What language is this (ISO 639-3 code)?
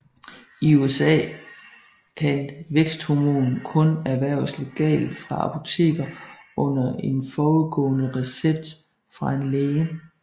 dan